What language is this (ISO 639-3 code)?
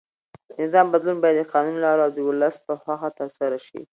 pus